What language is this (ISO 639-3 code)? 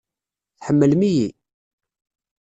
kab